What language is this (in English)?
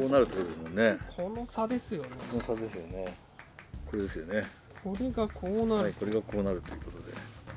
Japanese